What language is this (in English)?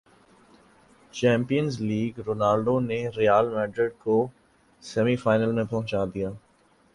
Urdu